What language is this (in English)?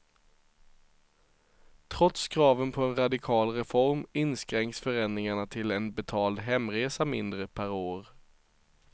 Swedish